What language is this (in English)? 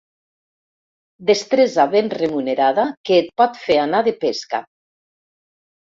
Catalan